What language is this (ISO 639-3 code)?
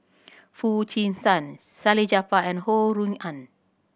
eng